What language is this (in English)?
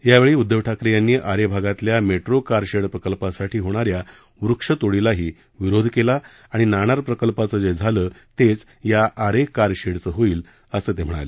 Marathi